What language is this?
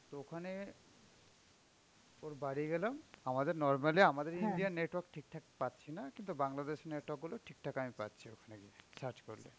Bangla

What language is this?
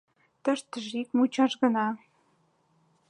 Mari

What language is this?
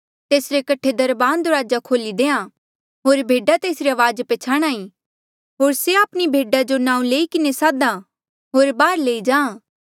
Mandeali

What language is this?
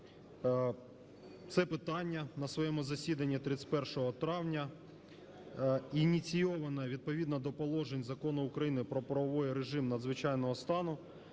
Ukrainian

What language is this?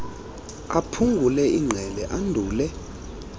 Xhosa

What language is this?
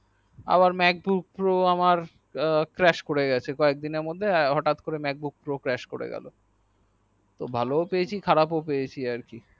Bangla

